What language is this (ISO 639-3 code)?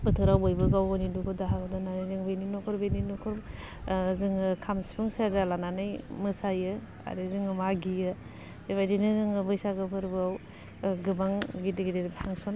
brx